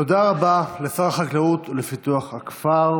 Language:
Hebrew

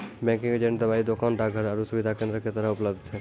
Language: Maithili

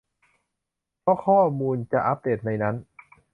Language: Thai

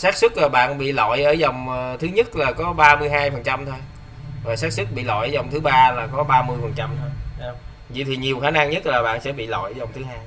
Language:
Vietnamese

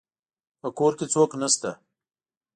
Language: Pashto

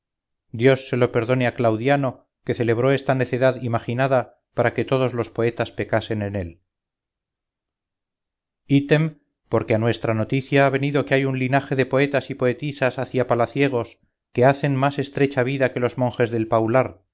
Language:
Spanish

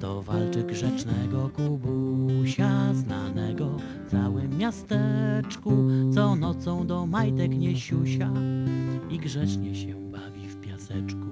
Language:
Polish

